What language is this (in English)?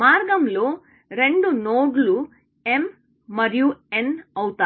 Telugu